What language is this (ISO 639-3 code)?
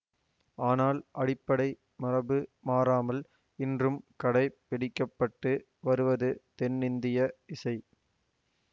tam